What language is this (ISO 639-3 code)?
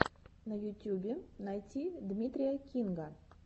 rus